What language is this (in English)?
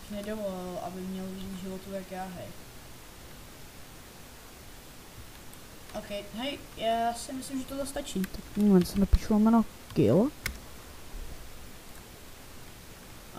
Czech